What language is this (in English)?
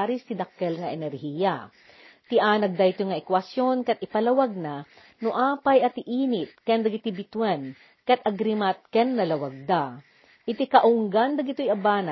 Filipino